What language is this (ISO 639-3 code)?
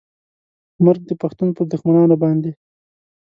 pus